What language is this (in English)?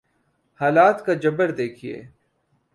Urdu